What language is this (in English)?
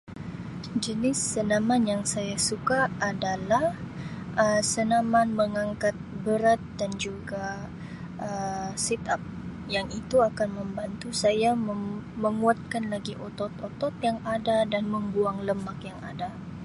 Sabah Malay